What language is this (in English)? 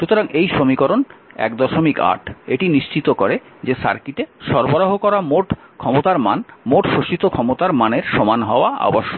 Bangla